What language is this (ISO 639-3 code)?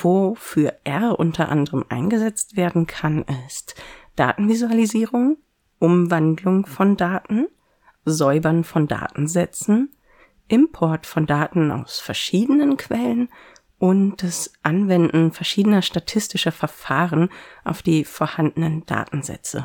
deu